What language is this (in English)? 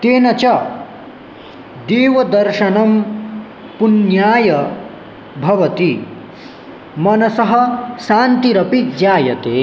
Sanskrit